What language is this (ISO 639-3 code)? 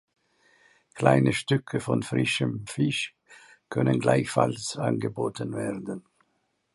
deu